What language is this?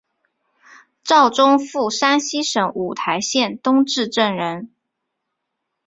Chinese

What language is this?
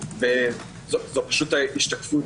Hebrew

